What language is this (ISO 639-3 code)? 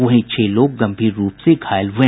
hin